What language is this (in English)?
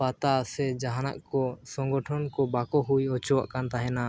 Santali